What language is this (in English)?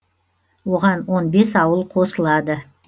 Kazakh